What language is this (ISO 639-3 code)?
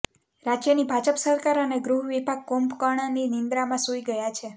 guj